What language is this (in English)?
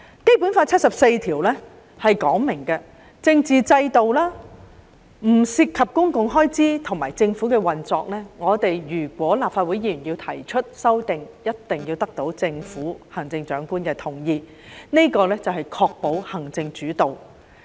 Cantonese